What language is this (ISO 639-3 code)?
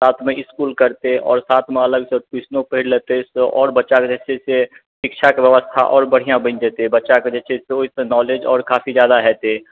mai